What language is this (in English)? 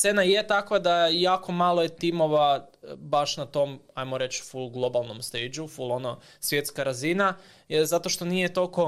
Croatian